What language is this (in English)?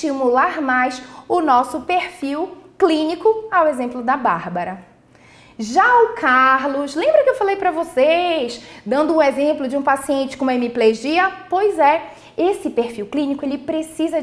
Portuguese